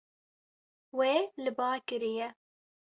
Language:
Kurdish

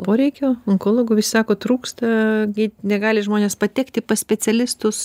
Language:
Lithuanian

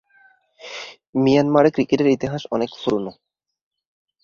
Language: Bangla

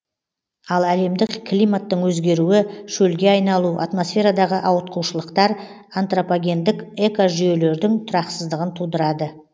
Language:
Kazakh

